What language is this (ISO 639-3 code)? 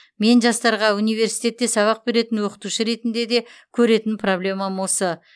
kaz